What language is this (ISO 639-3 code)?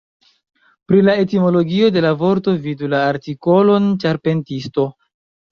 epo